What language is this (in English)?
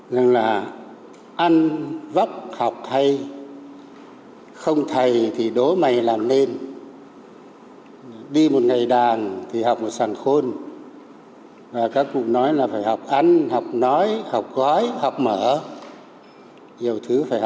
Vietnamese